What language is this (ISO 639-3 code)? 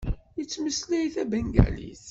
kab